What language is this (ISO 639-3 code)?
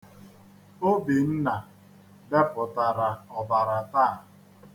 ibo